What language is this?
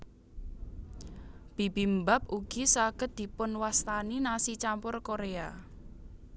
Javanese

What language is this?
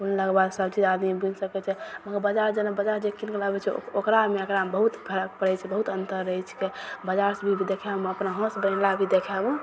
Maithili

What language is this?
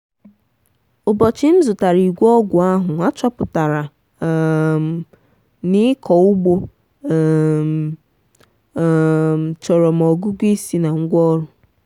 Igbo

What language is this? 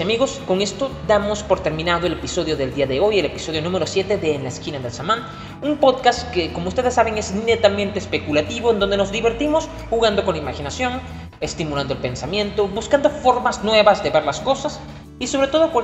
Spanish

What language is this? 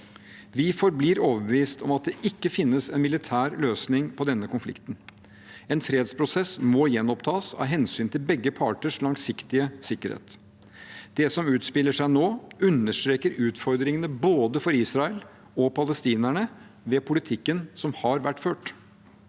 Norwegian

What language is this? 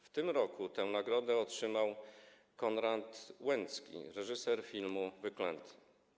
Polish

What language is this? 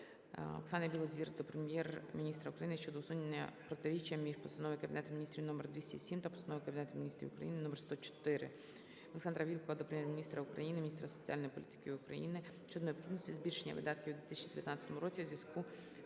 Ukrainian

